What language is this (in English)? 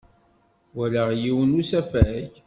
Kabyle